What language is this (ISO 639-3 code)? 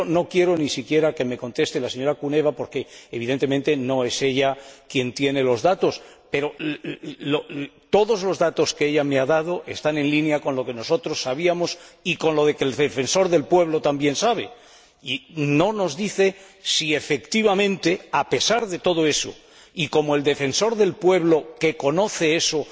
spa